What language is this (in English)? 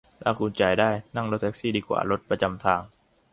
Thai